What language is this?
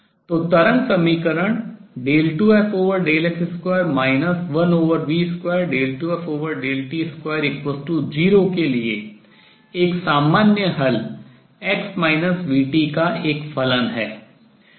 Hindi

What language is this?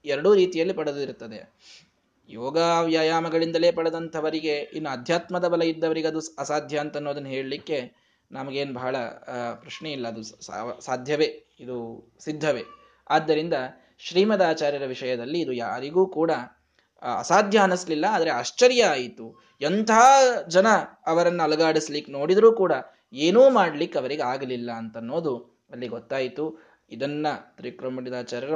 Kannada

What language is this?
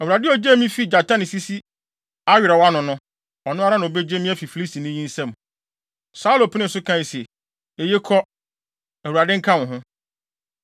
Akan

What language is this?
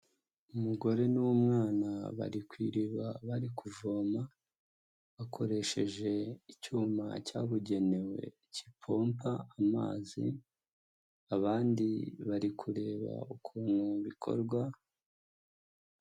Kinyarwanda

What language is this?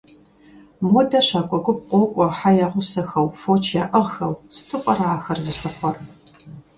Kabardian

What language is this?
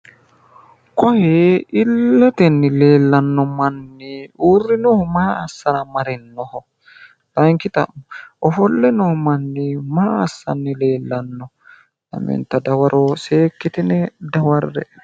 Sidamo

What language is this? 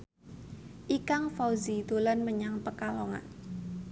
Javanese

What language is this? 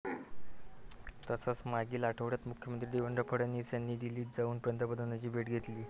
Marathi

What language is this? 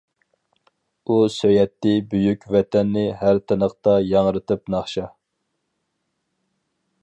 Uyghur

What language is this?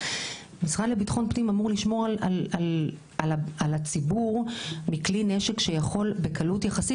Hebrew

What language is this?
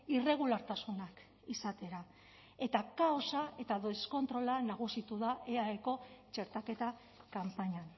Basque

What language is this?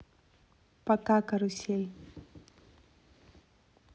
Russian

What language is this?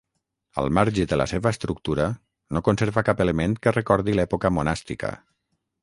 Catalan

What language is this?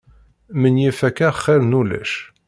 Kabyle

